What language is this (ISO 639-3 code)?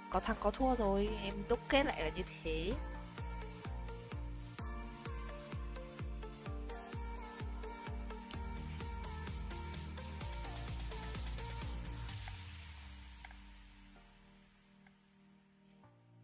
vie